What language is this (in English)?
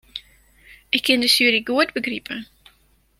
Western Frisian